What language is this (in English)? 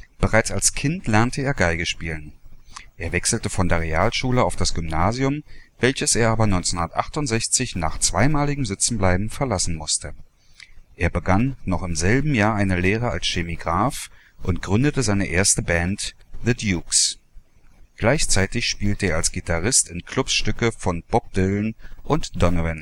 German